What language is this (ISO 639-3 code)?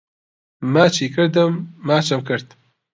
ckb